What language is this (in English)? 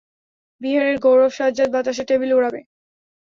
Bangla